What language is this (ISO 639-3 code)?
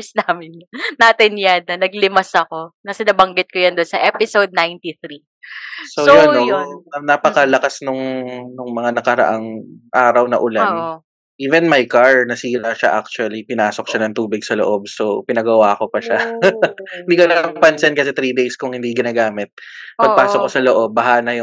fil